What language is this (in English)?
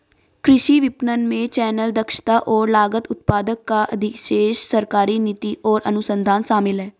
Hindi